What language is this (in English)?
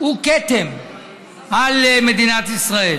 Hebrew